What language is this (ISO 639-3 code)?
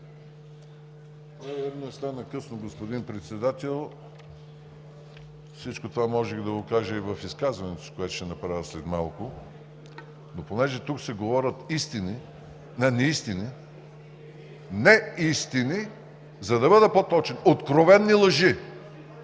bul